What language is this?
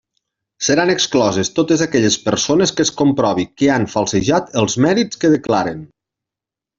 Catalan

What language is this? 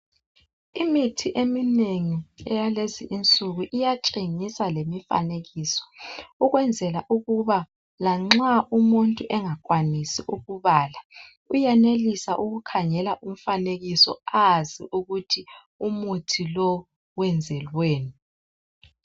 North Ndebele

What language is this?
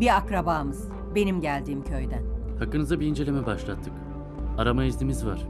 Turkish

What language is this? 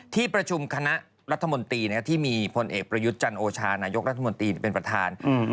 Thai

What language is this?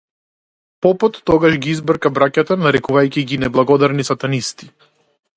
Macedonian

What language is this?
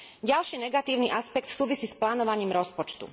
Slovak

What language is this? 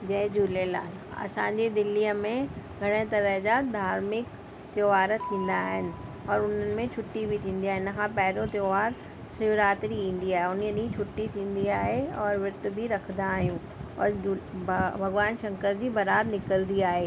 Sindhi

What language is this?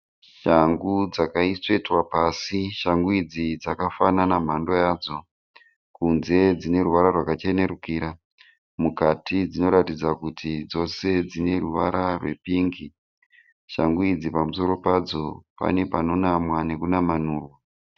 Shona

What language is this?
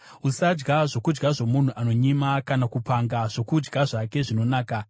Shona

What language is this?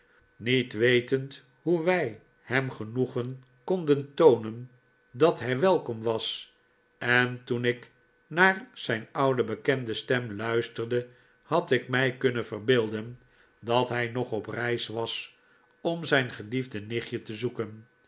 Dutch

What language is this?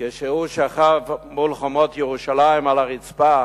Hebrew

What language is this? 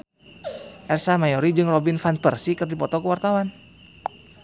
Sundanese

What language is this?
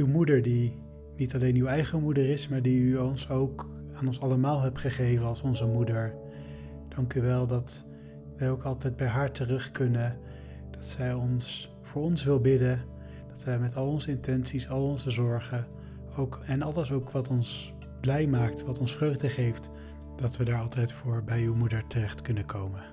Dutch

